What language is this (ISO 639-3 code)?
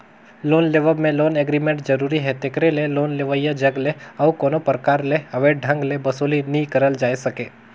hne